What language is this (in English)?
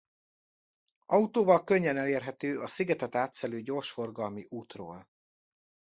Hungarian